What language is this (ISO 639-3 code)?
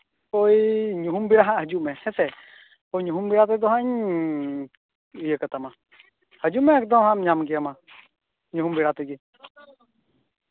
sat